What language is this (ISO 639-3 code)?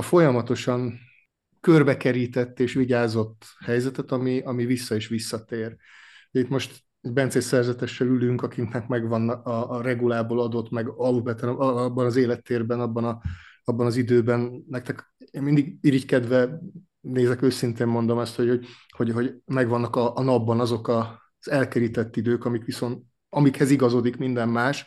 hun